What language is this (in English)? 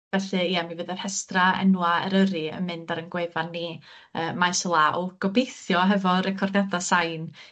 Welsh